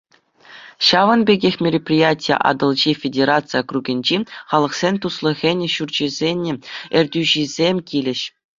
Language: Chuvash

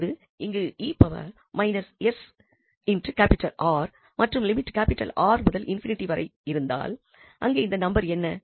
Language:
Tamil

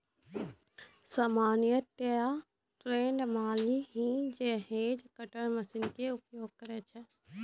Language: Maithili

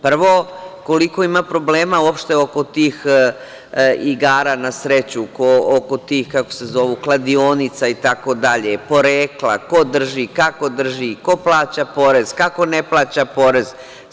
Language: Serbian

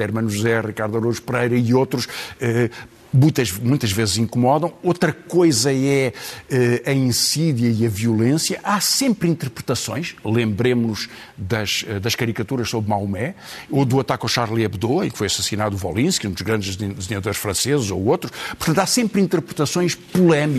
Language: Portuguese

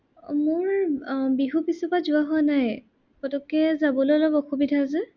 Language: Assamese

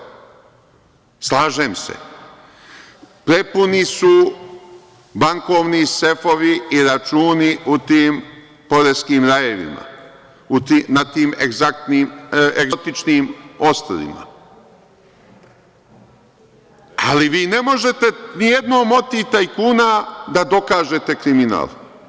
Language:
Serbian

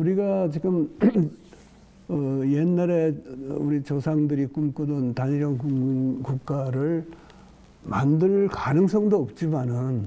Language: Korean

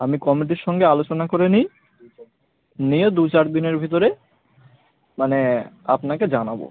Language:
Bangla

